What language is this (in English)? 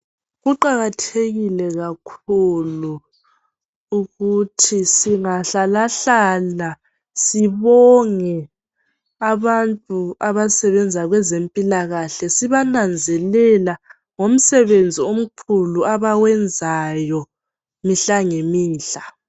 North Ndebele